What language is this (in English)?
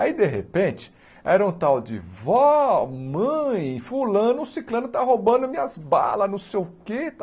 Portuguese